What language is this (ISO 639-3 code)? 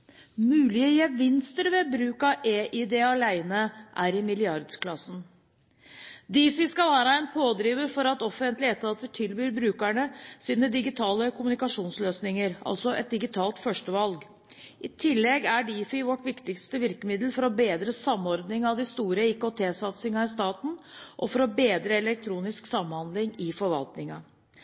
nob